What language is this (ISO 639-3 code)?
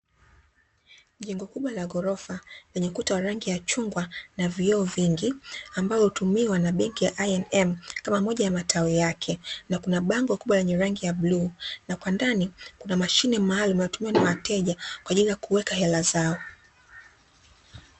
swa